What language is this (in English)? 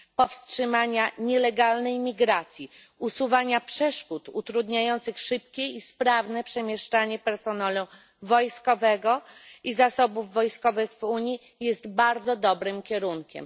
Polish